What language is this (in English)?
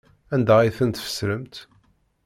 Kabyle